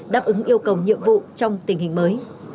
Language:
Vietnamese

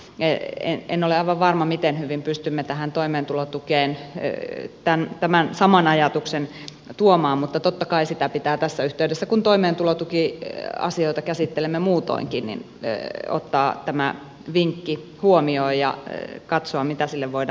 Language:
Finnish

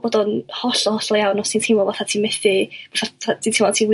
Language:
Welsh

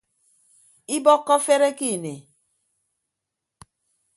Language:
Ibibio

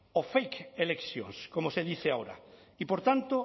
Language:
Spanish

